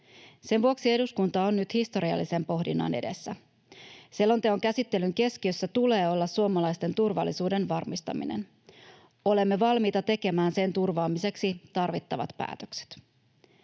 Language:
Finnish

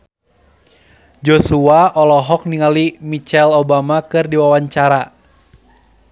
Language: Sundanese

